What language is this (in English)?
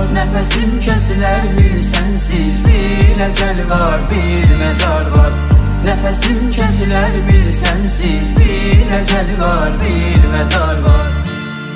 Turkish